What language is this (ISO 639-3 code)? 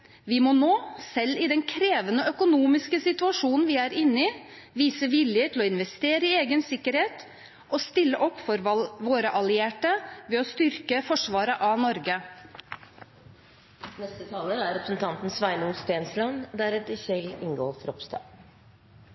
nob